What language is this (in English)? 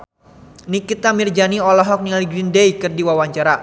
Sundanese